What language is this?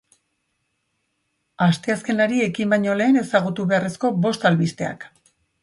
Basque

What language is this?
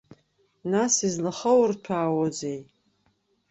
Abkhazian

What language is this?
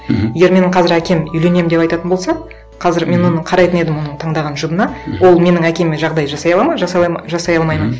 Kazakh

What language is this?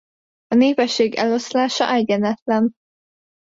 Hungarian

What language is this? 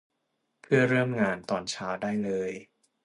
Thai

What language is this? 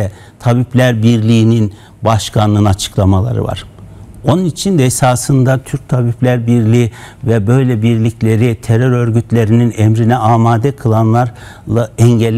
Turkish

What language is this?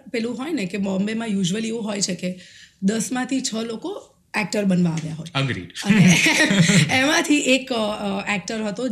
Gujarati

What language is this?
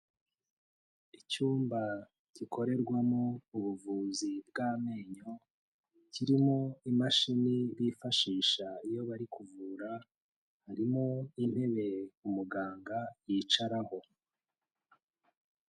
Kinyarwanda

